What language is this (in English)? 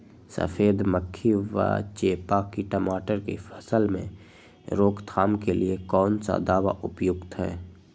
Magahi